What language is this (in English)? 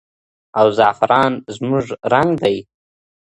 Pashto